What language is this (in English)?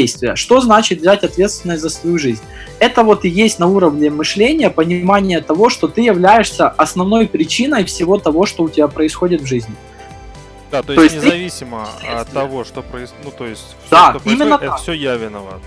Russian